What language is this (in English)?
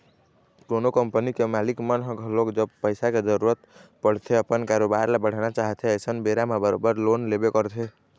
Chhattisgarhi